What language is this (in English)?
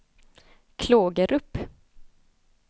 Swedish